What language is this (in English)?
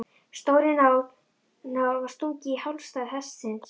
Icelandic